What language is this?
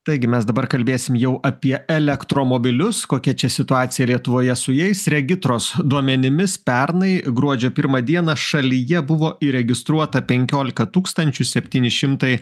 Lithuanian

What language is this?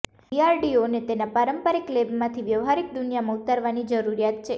Gujarati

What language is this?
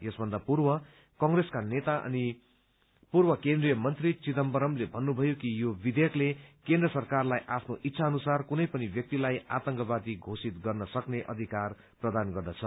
Nepali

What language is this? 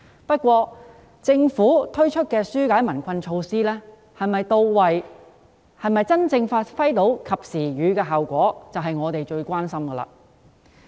Cantonese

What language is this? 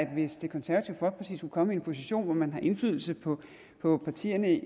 Danish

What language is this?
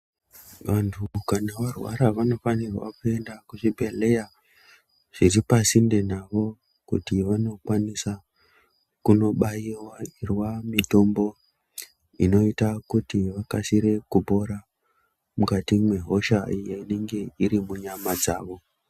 Ndau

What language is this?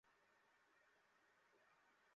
Bangla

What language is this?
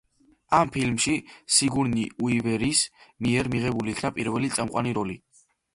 Georgian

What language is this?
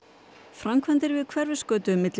Icelandic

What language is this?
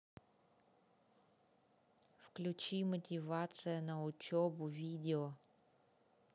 Russian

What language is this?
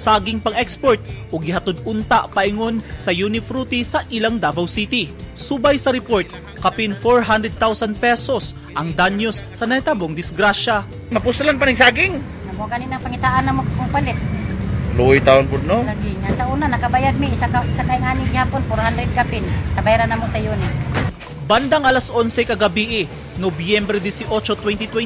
Filipino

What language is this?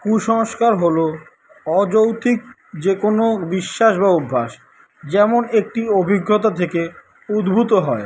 Bangla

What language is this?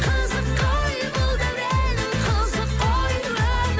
Kazakh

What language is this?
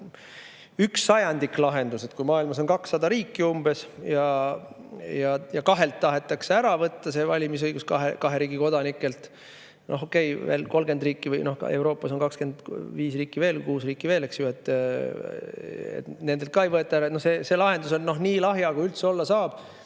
Estonian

